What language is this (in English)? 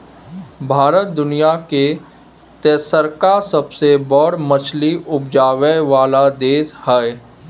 Maithili